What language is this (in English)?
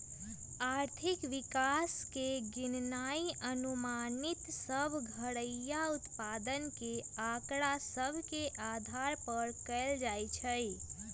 Magahi